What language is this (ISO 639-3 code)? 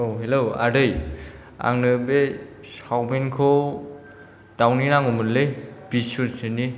brx